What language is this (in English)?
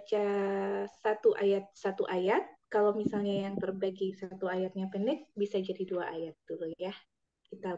Indonesian